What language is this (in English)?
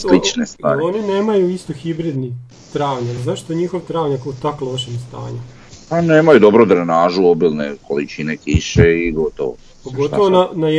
Croatian